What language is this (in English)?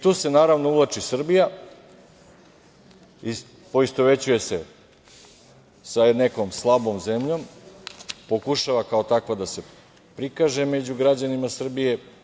Serbian